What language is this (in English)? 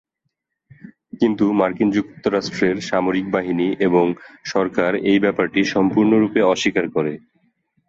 Bangla